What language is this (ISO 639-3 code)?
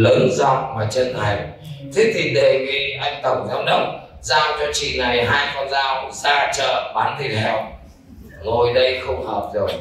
vie